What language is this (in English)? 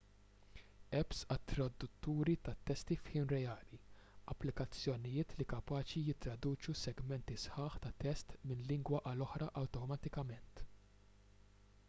Maltese